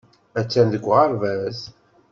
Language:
Kabyle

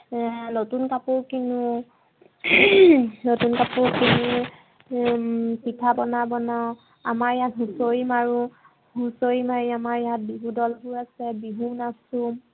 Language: Assamese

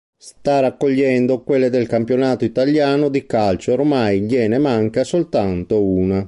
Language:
Italian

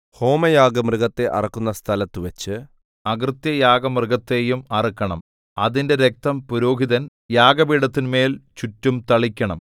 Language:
Malayalam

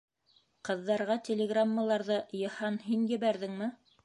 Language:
Bashkir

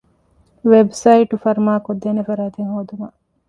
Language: Divehi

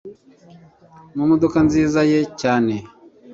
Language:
Kinyarwanda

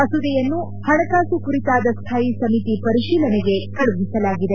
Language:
Kannada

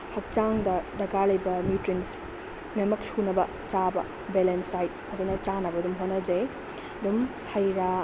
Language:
Manipuri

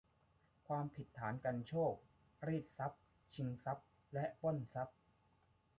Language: Thai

